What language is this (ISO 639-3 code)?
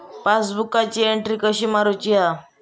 mar